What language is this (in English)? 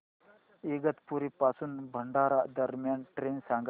Marathi